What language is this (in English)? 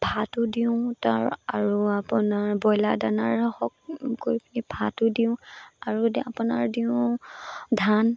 Assamese